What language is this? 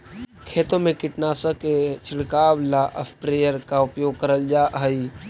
Magahi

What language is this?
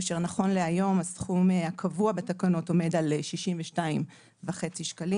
Hebrew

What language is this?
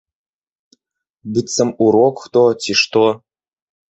Belarusian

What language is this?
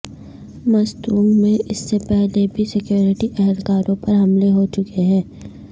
Urdu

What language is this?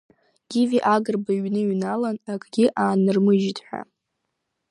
Abkhazian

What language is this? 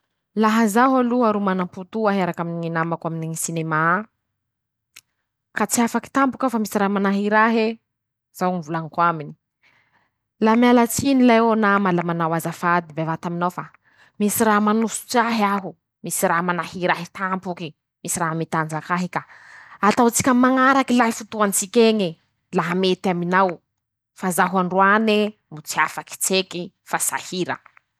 Masikoro Malagasy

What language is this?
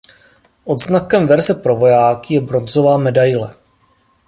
Czech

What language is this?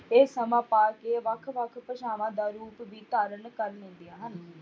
Punjabi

